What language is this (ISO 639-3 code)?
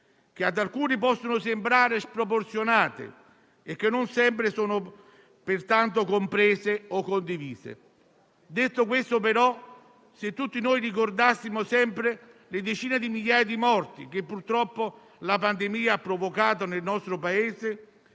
ita